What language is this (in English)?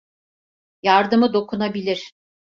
Turkish